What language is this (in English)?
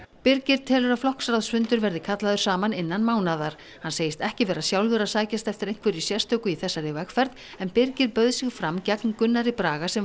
Icelandic